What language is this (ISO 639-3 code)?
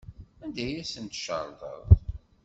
kab